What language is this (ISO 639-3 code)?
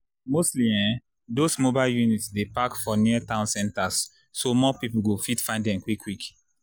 pcm